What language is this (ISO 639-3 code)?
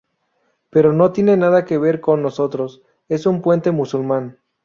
spa